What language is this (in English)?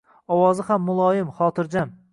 Uzbek